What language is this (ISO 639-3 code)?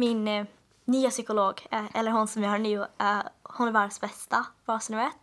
swe